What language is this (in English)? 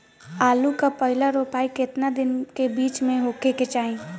Bhojpuri